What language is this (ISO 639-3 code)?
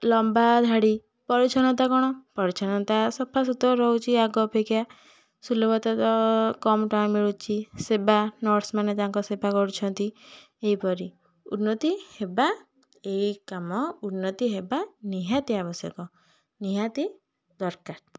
ori